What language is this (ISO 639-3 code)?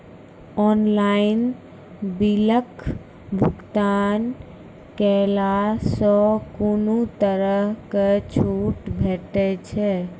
mai